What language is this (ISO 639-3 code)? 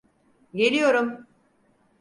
tur